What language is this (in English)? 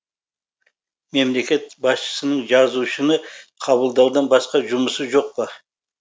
Kazakh